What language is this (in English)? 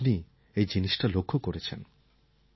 Bangla